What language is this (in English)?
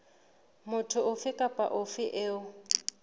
Southern Sotho